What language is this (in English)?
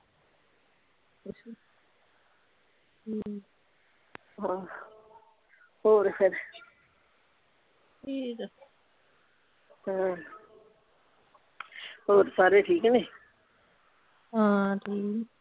Punjabi